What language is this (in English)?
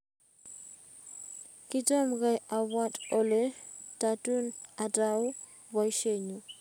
Kalenjin